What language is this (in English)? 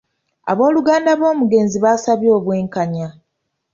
Ganda